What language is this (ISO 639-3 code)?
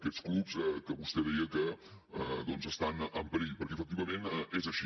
cat